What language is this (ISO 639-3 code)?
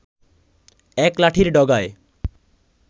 ben